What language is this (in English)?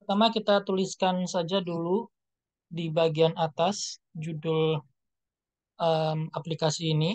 Indonesian